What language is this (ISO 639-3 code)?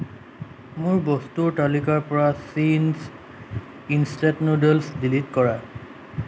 asm